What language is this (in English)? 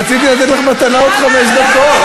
Hebrew